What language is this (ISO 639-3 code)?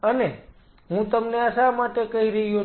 guj